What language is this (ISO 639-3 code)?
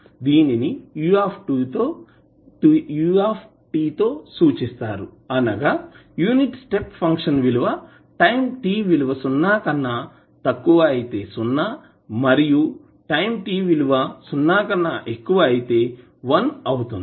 tel